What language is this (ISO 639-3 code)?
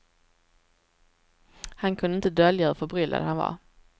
swe